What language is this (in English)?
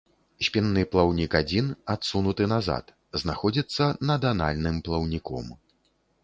Belarusian